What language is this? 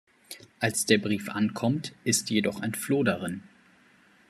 German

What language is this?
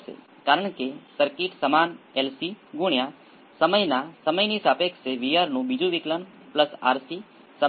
Gujarati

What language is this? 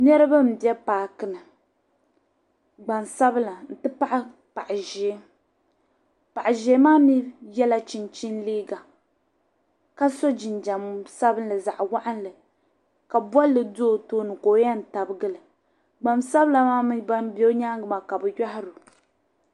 Dagbani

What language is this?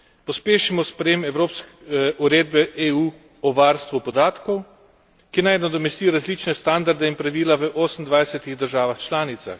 Slovenian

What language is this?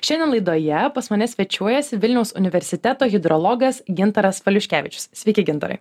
Lithuanian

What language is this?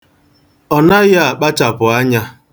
Igbo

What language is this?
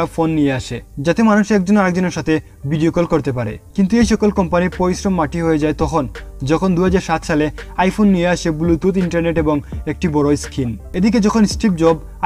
Turkish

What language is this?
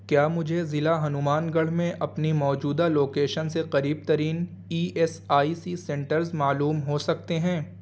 Urdu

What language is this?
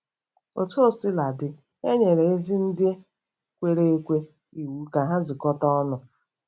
Igbo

